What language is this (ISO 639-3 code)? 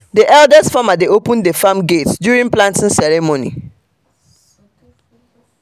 pcm